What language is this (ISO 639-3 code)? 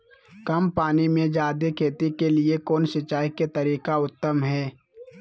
mag